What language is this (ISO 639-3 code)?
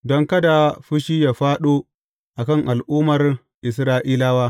hau